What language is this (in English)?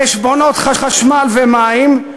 Hebrew